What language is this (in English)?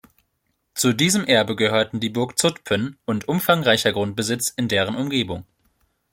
German